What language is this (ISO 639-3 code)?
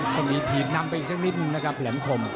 tha